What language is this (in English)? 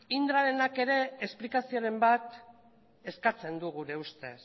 Basque